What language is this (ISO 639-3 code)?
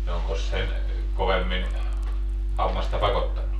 fin